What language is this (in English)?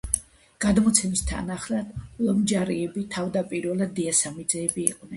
Georgian